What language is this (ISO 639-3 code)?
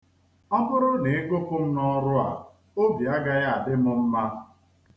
ibo